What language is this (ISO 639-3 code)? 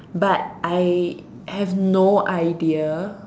eng